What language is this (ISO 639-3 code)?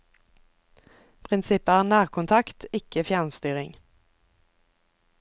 nor